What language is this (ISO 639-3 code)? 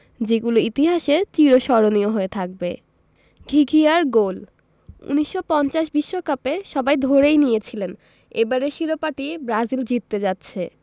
ben